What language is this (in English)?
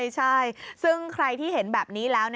Thai